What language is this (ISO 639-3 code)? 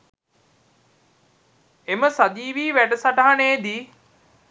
sin